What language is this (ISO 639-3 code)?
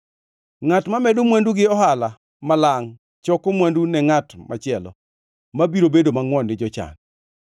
luo